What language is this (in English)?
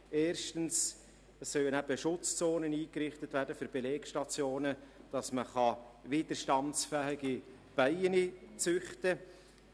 Swiss German